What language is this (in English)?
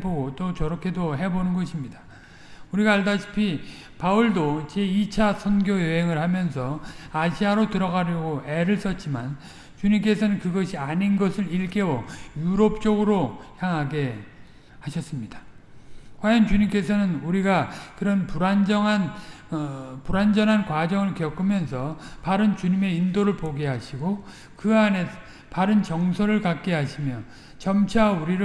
Korean